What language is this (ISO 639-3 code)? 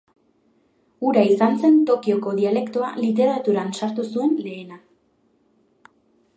eus